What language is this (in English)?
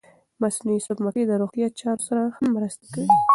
Pashto